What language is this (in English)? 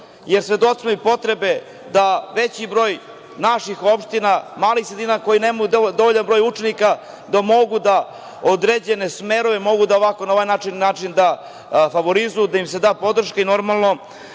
Serbian